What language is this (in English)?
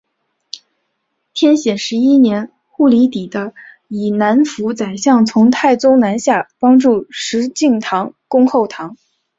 Chinese